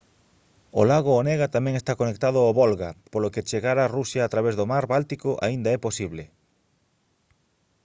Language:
Galician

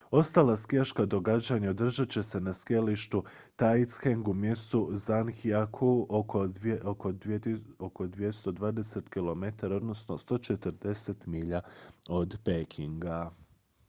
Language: Croatian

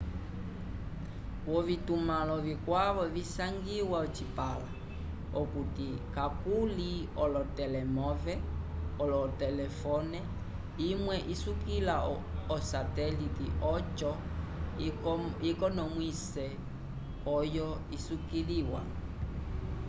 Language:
Umbundu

